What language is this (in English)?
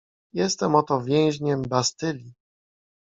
Polish